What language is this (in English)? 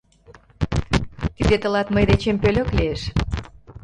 Mari